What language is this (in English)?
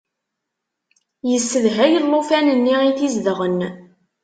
Kabyle